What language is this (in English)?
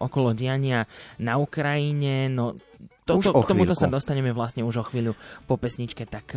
Slovak